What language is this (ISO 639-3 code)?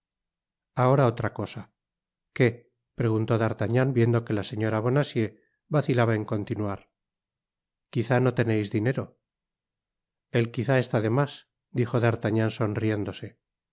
spa